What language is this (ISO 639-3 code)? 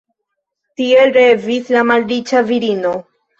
epo